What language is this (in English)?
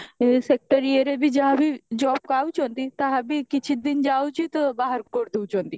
Odia